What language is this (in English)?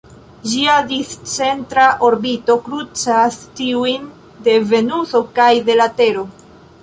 Esperanto